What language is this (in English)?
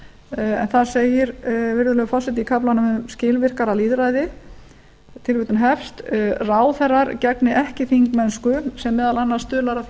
Icelandic